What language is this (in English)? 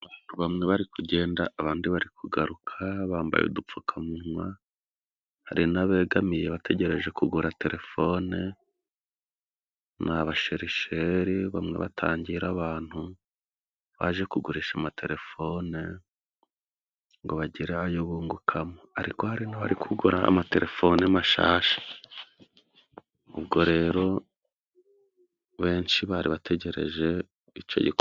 Kinyarwanda